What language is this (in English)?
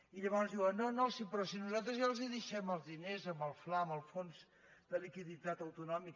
Catalan